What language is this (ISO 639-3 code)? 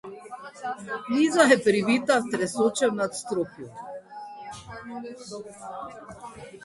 slv